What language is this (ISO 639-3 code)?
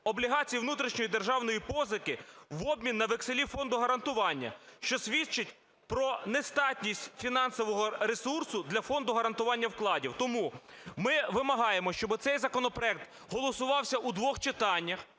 ukr